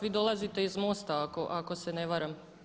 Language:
Croatian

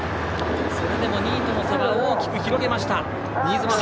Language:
Japanese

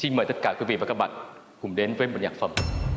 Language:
Vietnamese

